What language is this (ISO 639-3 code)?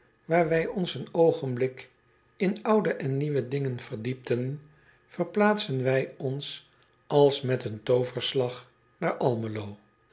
nld